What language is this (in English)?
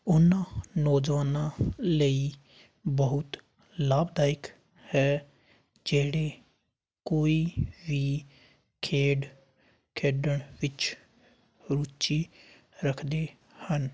Punjabi